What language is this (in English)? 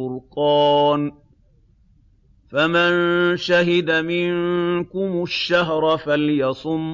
Arabic